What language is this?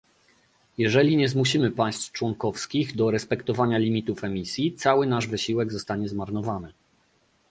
Polish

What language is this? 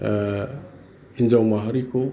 Bodo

